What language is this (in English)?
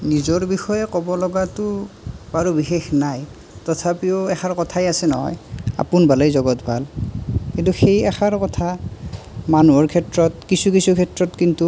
Assamese